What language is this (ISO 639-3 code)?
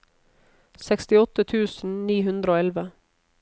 nor